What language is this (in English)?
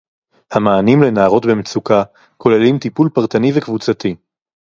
Hebrew